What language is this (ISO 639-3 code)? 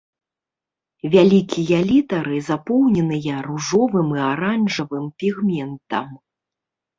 bel